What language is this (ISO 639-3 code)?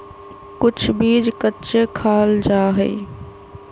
mag